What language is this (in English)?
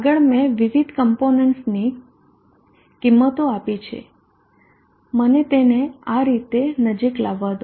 Gujarati